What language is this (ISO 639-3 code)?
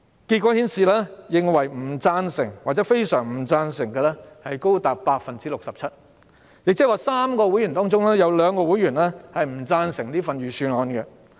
yue